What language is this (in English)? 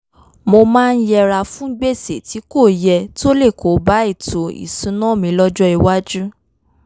Yoruba